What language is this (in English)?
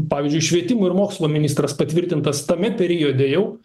Lithuanian